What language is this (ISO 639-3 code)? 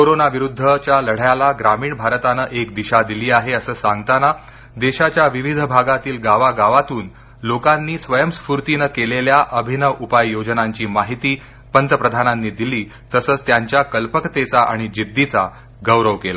mar